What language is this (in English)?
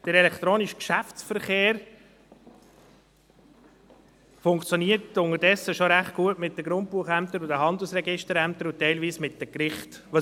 Swiss German